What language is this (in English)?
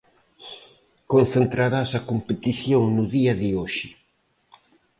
Galician